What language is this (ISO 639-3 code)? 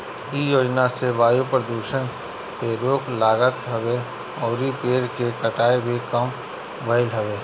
bho